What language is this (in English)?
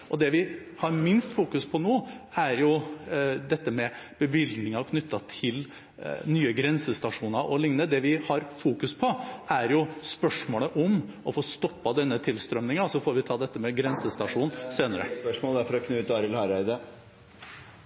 Norwegian